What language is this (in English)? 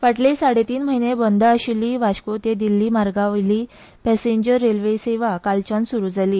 Konkani